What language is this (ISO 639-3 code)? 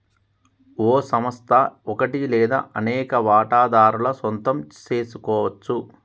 tel